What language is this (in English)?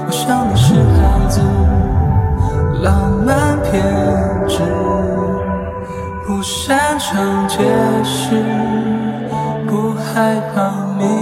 Chinese